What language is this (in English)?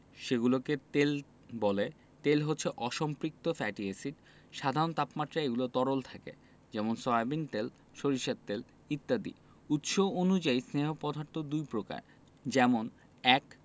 Bangla